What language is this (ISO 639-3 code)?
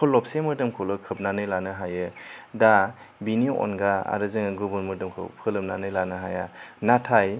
brx